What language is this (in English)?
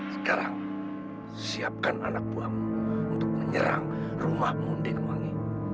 Indonesian